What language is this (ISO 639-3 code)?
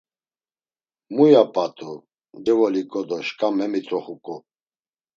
lzz